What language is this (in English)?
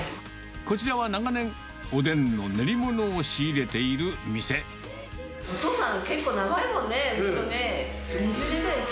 Japanese